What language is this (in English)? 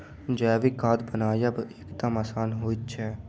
Maithili